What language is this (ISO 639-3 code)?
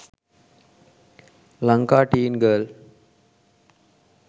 sin